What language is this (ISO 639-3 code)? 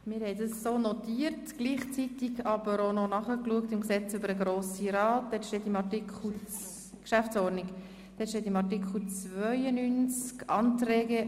gsw